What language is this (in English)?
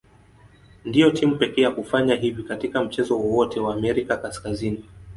Swahili